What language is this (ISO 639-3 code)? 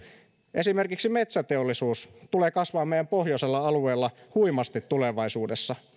fin